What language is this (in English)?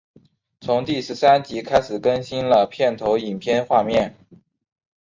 Chinese